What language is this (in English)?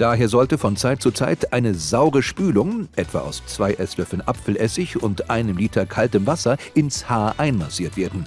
German